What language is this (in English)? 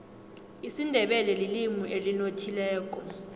South Ndebele